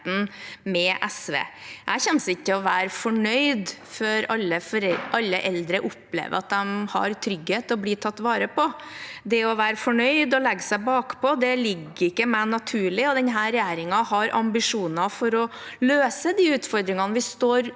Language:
Norwegian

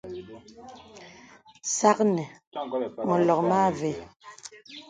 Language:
Bebele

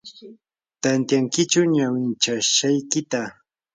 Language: Yanahuanca Pasco Quechua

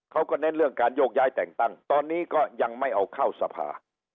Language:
Thai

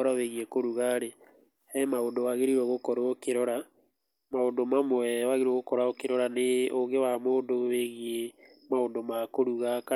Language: Kikuyu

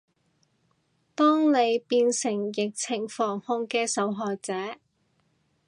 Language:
Cantonese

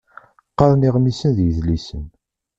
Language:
Kabyle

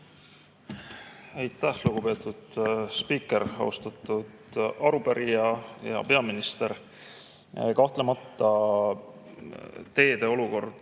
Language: Estonian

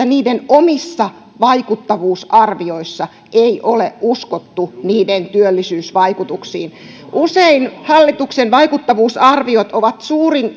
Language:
Finnish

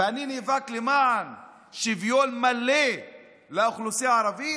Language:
Hebrew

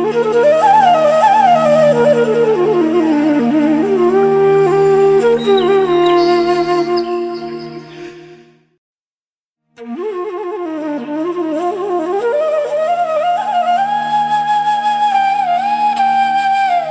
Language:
Malayalam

